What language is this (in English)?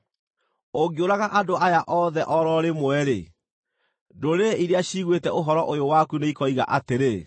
Kikuyu